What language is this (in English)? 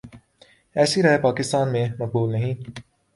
Urdu